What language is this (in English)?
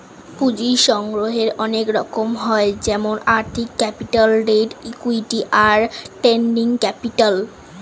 Bangla